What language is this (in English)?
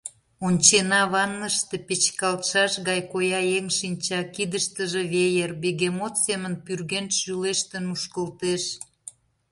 Mari